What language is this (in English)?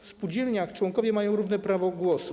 Polish